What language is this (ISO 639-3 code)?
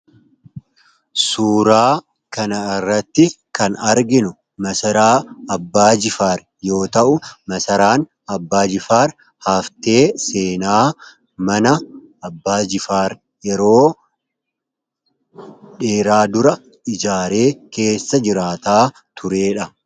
orm